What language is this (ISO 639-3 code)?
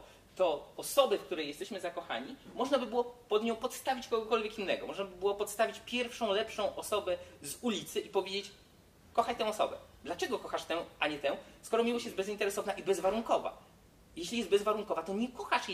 pol